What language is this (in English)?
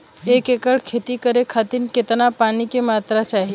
Bhojpuri